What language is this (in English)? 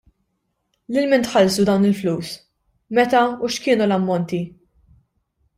Maltese